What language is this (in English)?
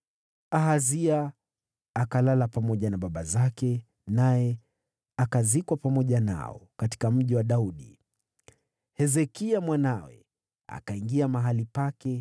Swahili